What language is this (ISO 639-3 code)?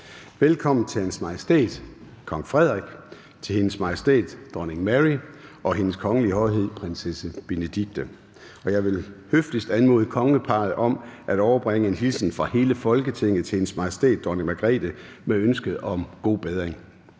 dan